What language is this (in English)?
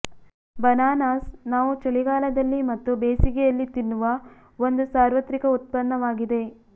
Kannada